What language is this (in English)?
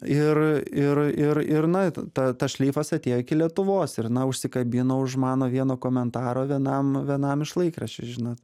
Lithuanian